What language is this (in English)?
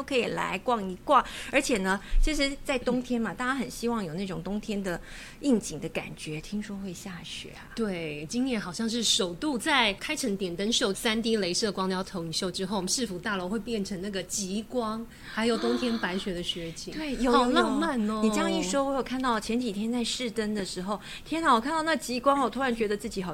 Chinese